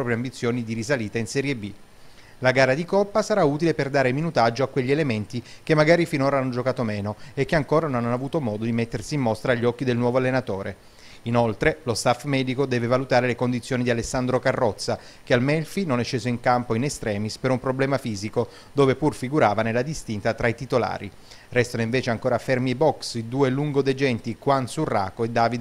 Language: Italian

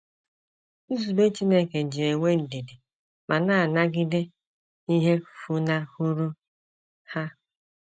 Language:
Igbo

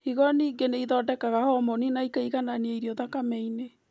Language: Kikuyu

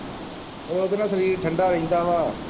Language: Punjabi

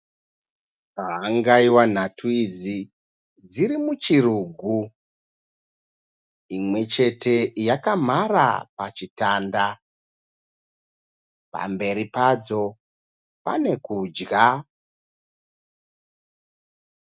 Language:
Shona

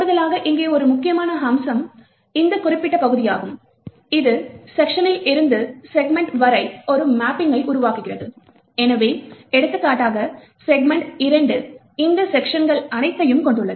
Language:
Tamil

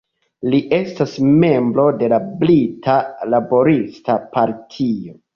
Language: Esperanto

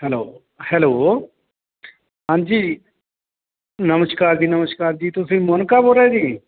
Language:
Punjabi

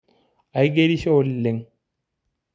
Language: Masai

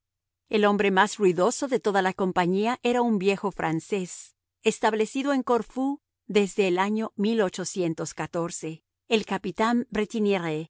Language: Spanish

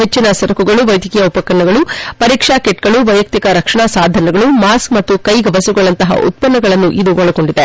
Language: Kannada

